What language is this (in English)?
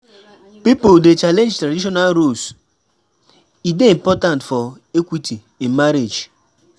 Nigerian Pidgin